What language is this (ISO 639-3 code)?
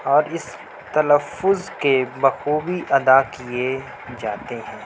urd